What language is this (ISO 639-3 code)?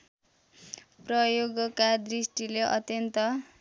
nep